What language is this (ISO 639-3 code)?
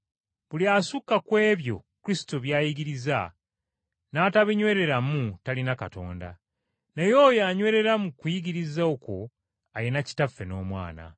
lug